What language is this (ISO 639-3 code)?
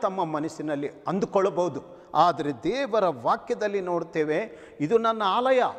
hin